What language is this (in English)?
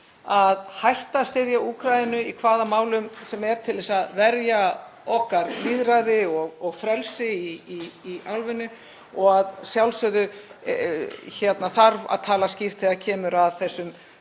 Icelandic